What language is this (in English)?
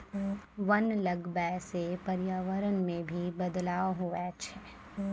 Maithili